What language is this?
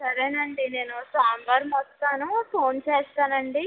Telugu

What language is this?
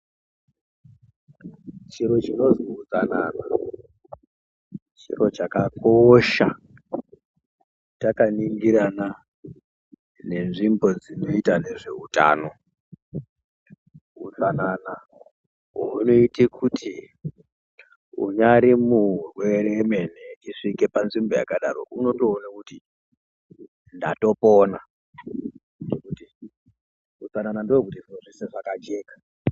Ndau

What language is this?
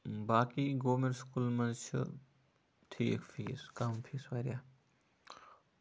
Kashmiri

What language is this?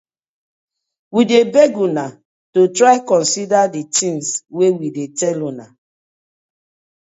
Nigerian Pidgin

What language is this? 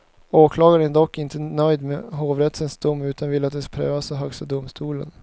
Swedish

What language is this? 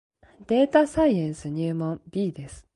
Japanese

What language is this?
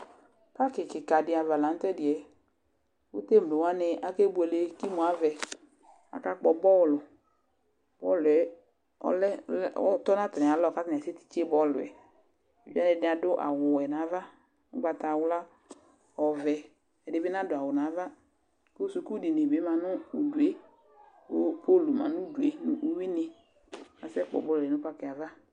Ikposo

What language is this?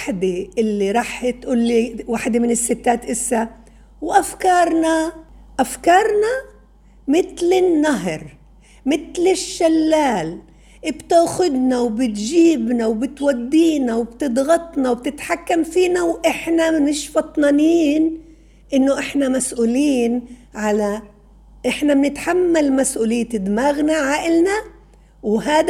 Arabic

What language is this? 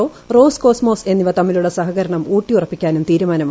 Malayalam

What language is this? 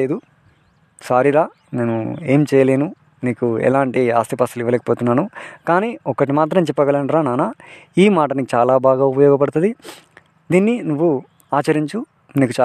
Telugu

